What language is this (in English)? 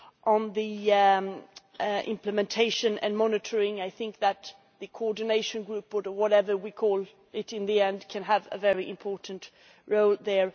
English